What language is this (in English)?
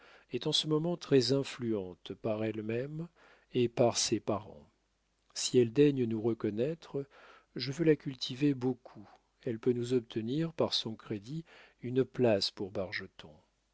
French